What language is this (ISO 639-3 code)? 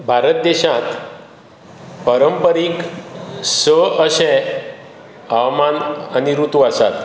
kok